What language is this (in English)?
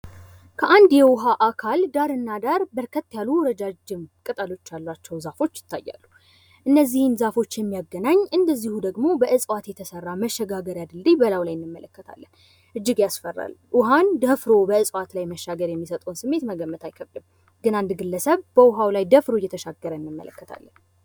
Amharic